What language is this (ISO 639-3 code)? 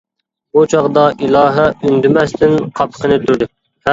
uig